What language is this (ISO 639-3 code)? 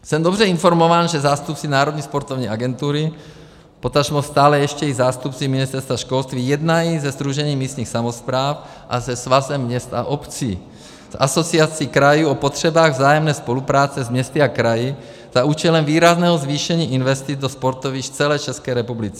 ces